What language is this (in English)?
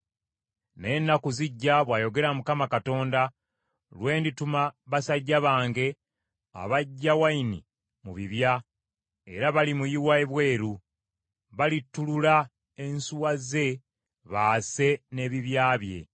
Ganda